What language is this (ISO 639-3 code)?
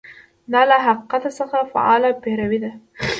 pus